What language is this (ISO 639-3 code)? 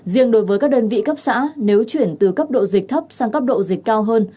vie